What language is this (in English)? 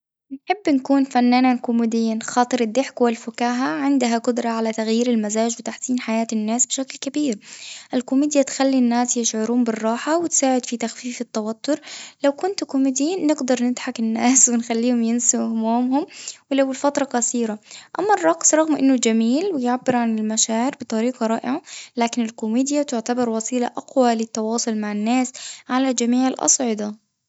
Tunisian Arabic